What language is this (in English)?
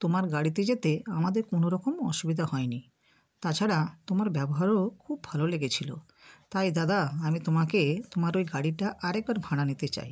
Bangla